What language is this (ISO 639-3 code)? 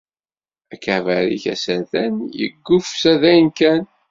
kab